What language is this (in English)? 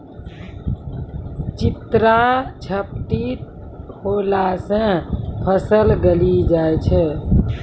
Maithili